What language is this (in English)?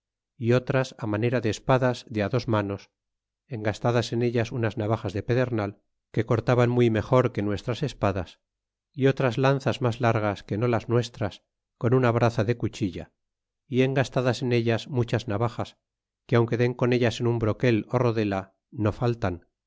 Spanish